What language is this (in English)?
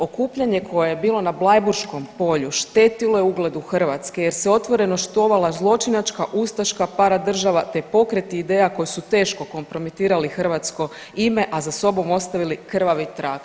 Croatian